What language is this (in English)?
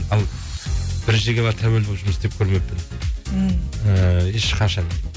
Kazakh